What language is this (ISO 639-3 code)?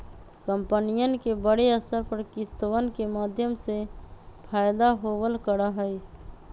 mag